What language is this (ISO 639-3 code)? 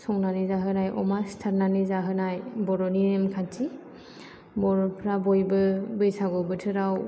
brx